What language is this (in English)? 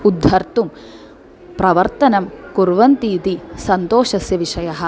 Sanskrit